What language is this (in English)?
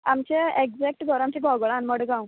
Konkani